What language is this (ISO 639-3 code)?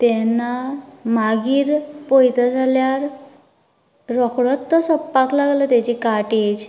kok